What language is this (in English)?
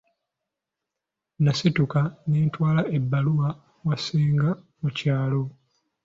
Ganda